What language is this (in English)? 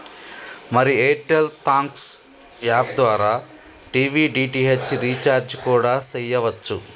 Telugu